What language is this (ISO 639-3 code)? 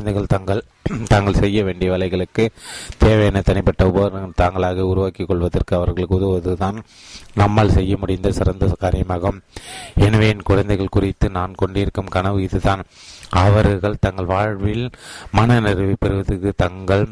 tam